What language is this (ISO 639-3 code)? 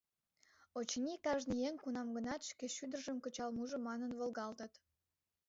chm